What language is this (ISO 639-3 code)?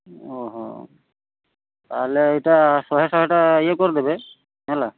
ori